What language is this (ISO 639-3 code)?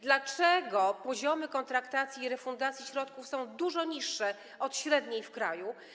pol